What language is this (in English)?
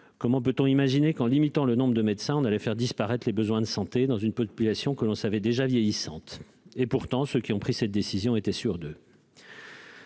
French